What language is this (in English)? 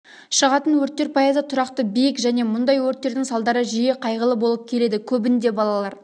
Kazakh